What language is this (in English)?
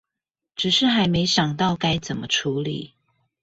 Chinese